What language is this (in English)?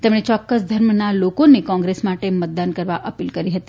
Gujarati